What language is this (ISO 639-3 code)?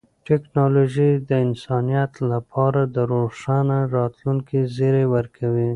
pus